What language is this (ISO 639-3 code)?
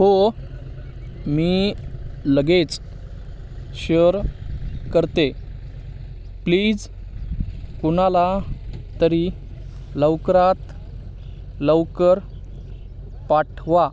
mar